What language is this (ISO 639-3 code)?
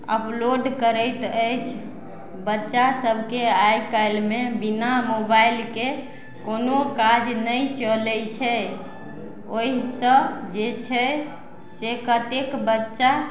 mai